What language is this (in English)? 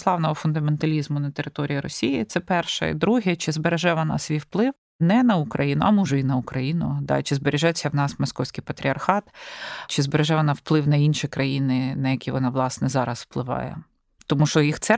Ukrainian